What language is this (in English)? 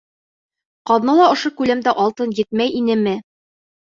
Bashkir